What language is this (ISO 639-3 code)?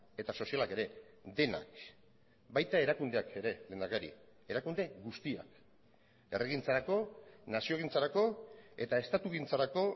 eus